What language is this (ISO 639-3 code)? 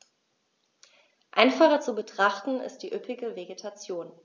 deu